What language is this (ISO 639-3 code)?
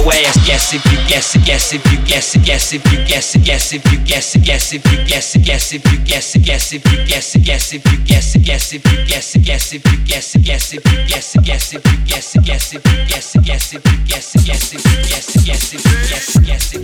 eng